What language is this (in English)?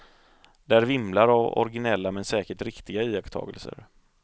Swedish